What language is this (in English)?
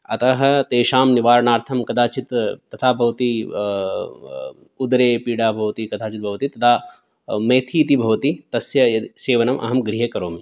Sanskrit